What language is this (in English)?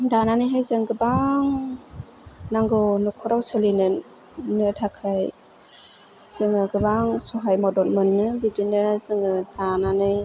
Bodo